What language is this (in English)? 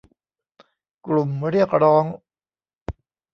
Thai